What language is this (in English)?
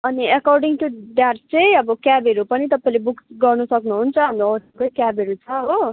Nepali